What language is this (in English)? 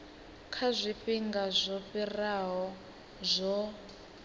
Venda